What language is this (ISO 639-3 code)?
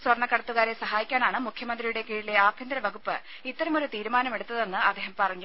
mal